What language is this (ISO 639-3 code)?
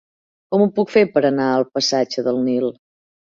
cat